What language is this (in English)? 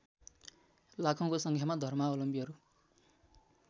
Nepali